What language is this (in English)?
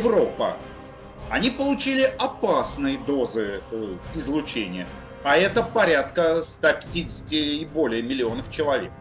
Russian